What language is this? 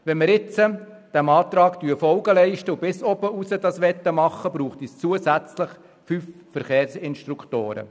Swiss German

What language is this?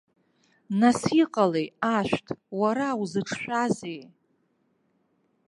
Abkhazian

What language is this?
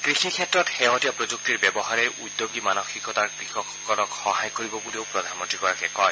Assamese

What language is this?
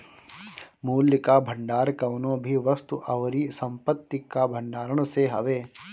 Bhojpuri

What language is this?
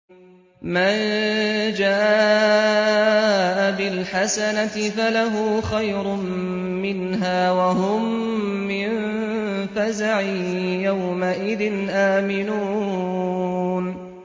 Arabic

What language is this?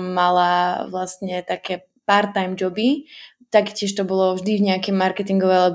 Slovak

